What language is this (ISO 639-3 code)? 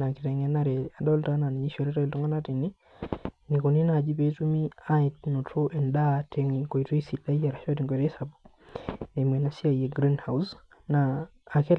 mas